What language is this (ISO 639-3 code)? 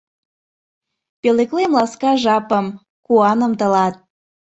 chm